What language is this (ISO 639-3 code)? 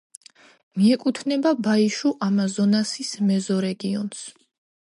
kat